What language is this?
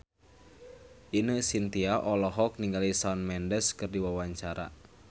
Sundanese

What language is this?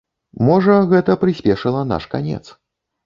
Belarusian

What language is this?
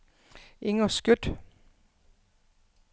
Danish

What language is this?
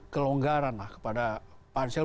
Indonesian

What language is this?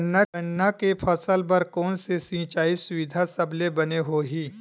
Chhattisgarhi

